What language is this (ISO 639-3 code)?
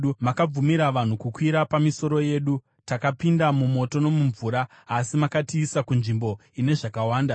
sna